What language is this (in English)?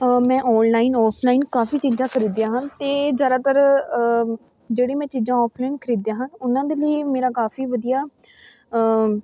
Punjabi